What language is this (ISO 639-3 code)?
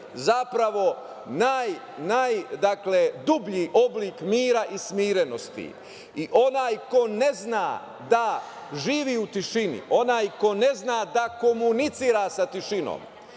srp